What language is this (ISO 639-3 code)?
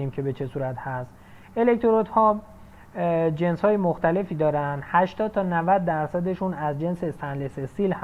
fas